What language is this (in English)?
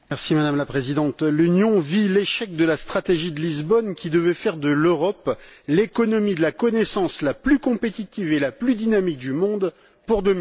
French